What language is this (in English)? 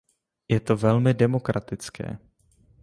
Czech